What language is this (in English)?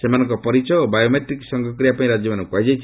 Odia